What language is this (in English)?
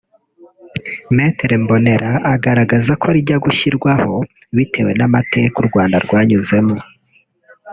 Kinyarwanda